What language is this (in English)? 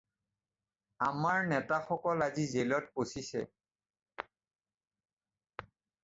Assamese